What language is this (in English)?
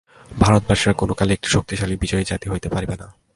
Bangla